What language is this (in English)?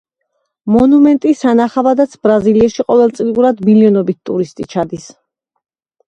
Georgian